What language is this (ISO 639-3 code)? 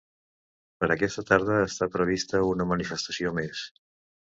cat